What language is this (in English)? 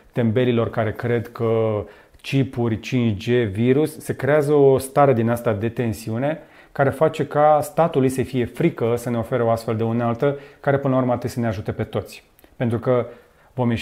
Romanian